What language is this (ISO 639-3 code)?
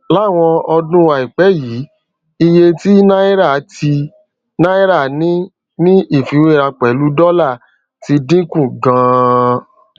yor